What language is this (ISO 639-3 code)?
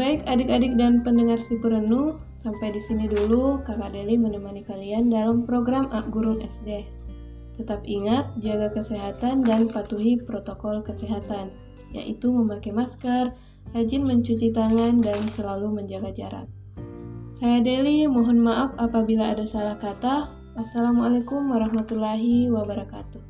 ind